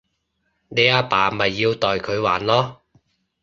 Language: Cantonese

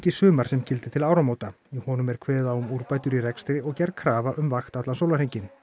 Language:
Icelandic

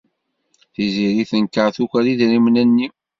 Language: Kabyle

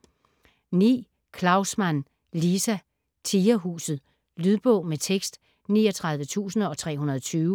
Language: Danish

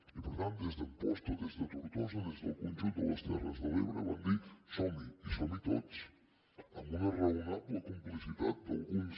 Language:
Catalan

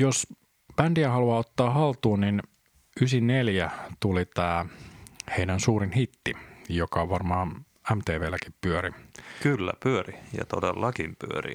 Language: Finnish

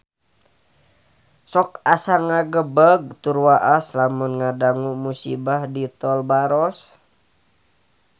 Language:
Sundanese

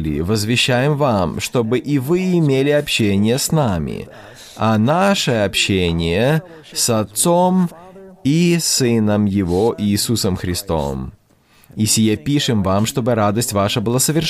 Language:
Russian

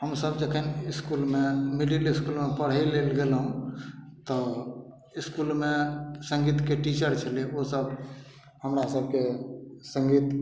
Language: Maithili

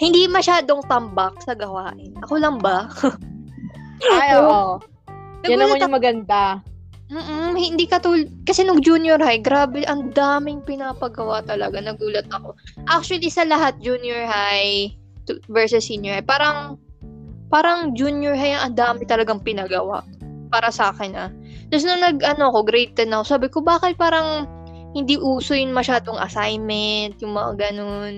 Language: Filipino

